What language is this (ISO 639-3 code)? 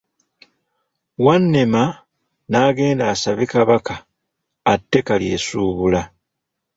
lug